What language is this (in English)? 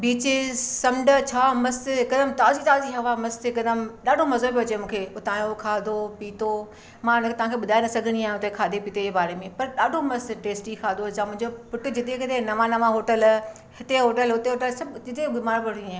Sindhi